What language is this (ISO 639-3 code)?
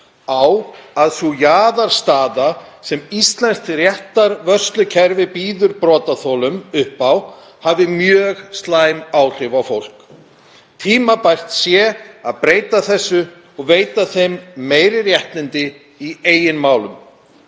isl